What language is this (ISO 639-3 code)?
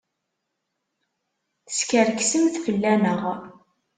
kab